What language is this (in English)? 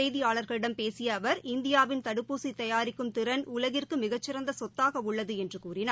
Tamil